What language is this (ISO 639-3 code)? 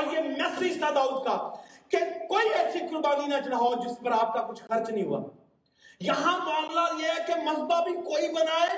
urd